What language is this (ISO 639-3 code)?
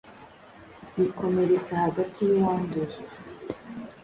kin